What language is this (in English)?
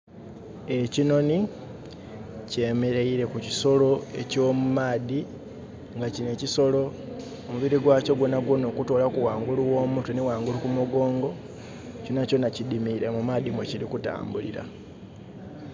Soga